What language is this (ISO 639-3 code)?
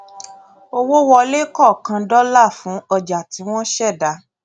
yor